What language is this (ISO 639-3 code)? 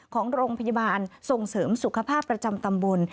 tha